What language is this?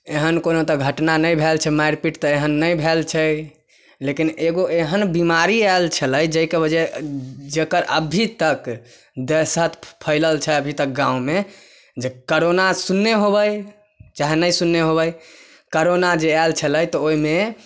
Maithili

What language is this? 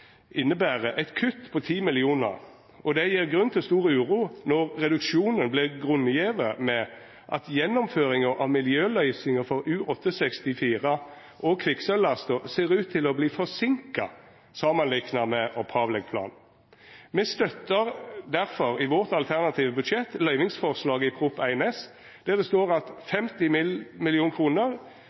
Norwegian Nynorsk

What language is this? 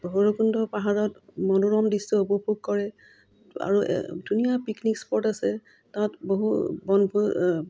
Assamese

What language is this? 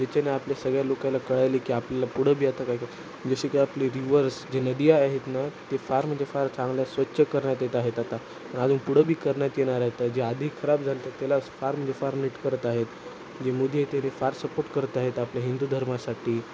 Marathi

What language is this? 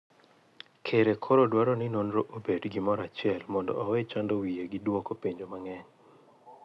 Luo (Kenya and Tanzania)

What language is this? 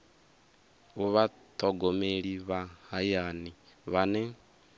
Venda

